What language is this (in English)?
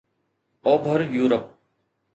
Sindhi